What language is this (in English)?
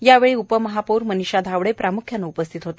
Marathi